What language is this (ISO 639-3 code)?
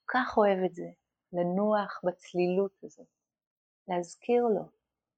heb